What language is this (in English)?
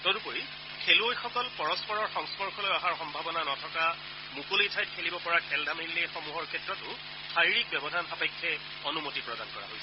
Assamese